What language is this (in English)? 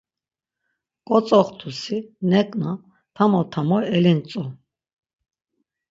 Laz